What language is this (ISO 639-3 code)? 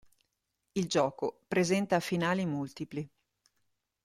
ita